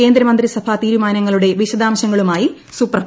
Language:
Malayalam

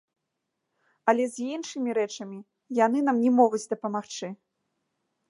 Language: Belarusian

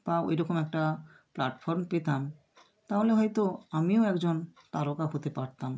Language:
Bangla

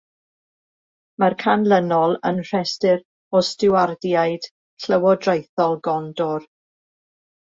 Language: Welsh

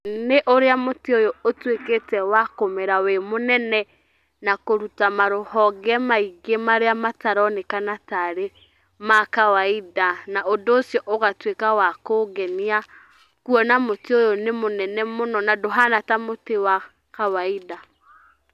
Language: Kikuyu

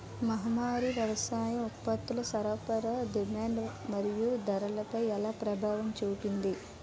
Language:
Telugu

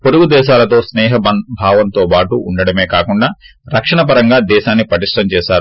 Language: Telugu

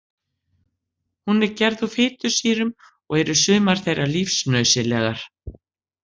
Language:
Icelandic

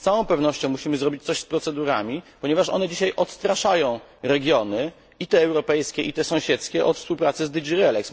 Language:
Polish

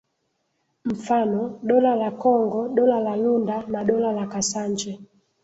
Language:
Swahili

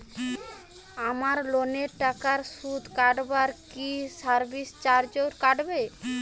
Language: Bangla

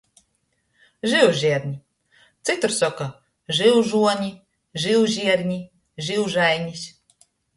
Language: Latgalian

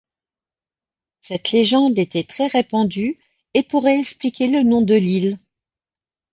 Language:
French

